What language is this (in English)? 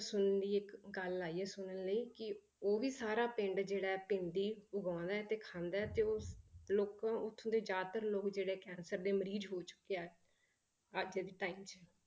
Punjabi